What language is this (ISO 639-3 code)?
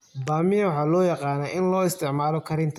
som